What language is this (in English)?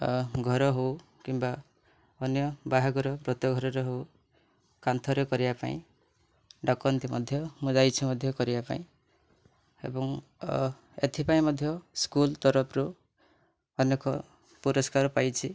Odia